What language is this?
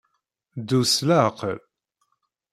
Kabyle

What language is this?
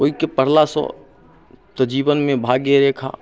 Maithili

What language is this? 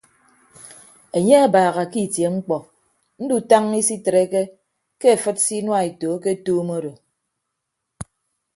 Ibibio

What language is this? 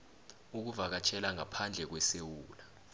South Ndebele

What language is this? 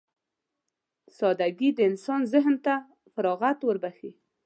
Pashto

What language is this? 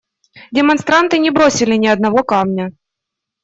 Russian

